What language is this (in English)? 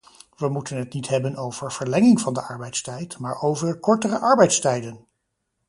Dutch